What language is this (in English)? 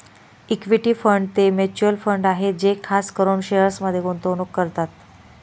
Marathi